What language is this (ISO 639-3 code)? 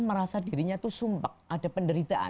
ind